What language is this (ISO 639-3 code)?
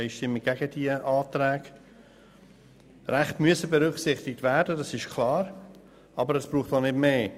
gsw